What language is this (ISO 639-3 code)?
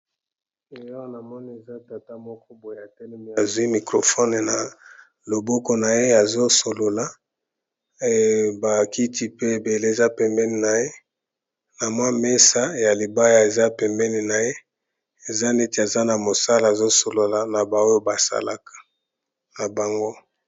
lin